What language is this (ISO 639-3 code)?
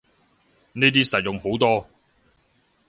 yue